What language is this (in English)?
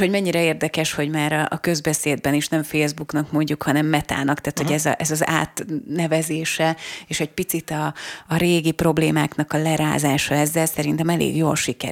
Hungarian